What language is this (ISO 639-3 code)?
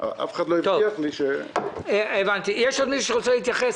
heb